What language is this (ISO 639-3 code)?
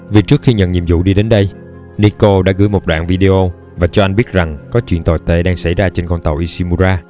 vie